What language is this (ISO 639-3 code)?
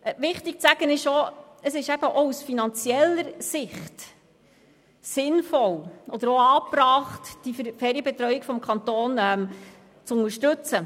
gsw